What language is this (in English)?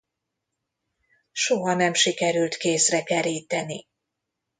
Hungarian